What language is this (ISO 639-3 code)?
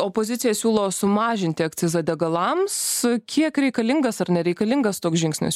lit